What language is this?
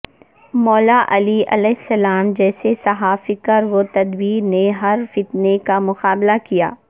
Urdu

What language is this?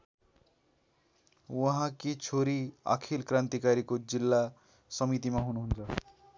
Nepali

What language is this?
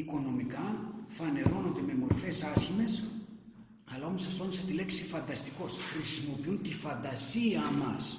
Greek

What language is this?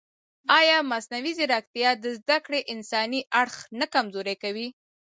Pashto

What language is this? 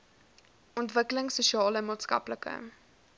Afrikaans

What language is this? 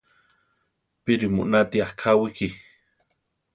Central Tarahumara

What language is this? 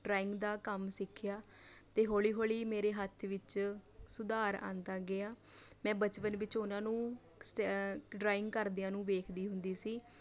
Punjabi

